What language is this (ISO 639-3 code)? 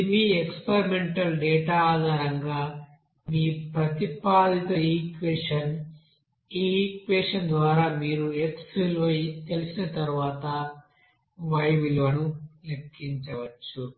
tel